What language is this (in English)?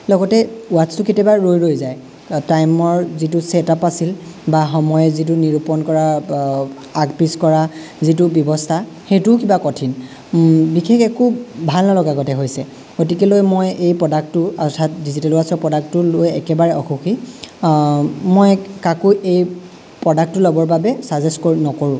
Assamese